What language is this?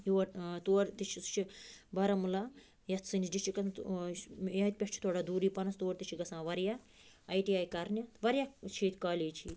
Kashmiri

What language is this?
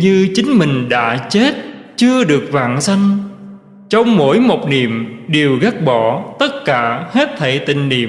Vietnamese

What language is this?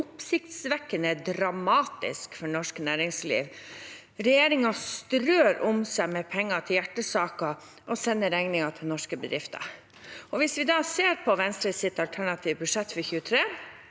Norwegian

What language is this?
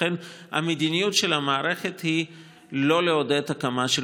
Hebrew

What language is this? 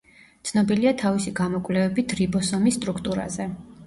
Georgian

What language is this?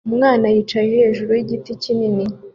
Kinyarwanda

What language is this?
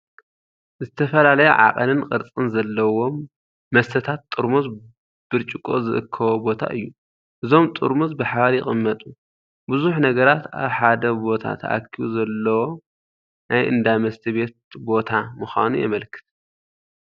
Tigrinya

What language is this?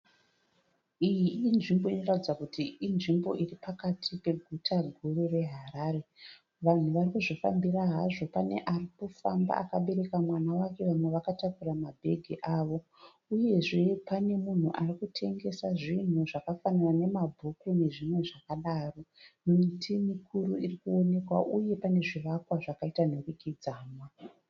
Shona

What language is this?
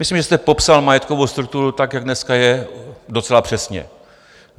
Czech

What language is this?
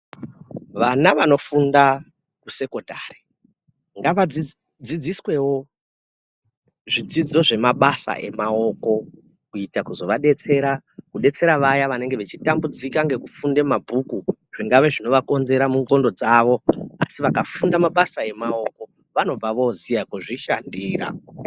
Ndau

